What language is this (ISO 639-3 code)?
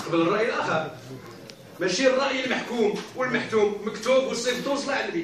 ara